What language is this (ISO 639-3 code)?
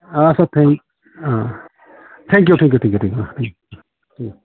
brx